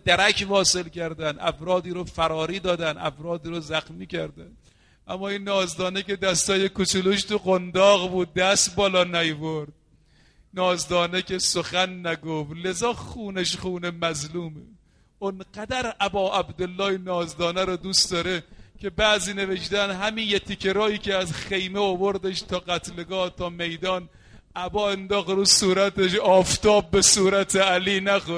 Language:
Persian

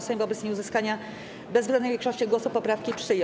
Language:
Polish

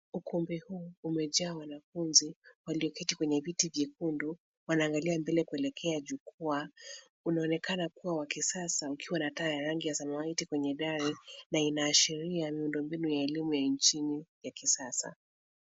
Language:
Swahili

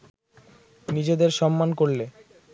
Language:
Bangla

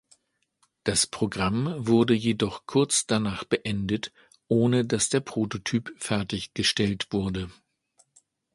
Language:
German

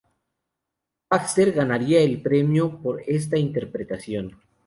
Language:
Spanish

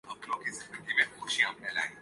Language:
Urdu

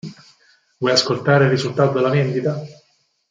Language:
Italian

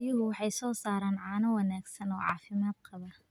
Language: Somali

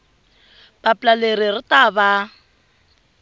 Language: Tsonga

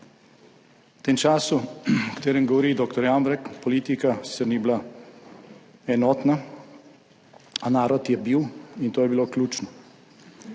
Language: Slovenian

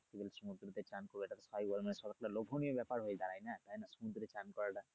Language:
Bangla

